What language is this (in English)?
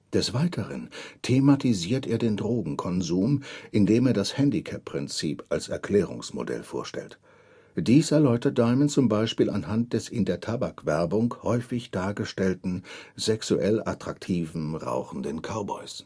German